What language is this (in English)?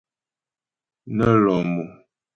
Ghomala